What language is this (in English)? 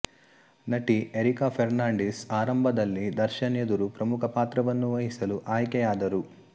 Kannada